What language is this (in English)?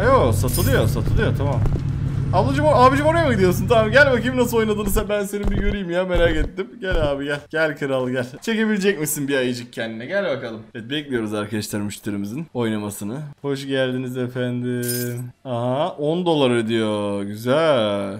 Turkish